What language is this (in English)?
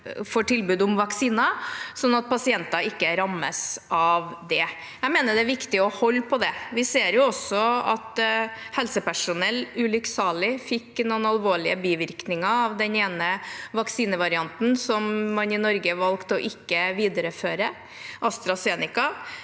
Norwegian